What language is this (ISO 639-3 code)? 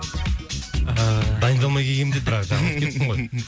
kaz